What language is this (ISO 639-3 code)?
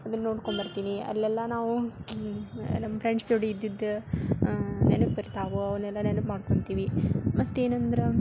kan